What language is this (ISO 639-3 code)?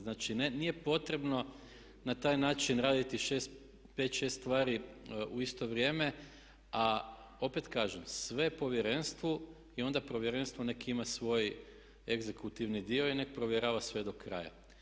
hrv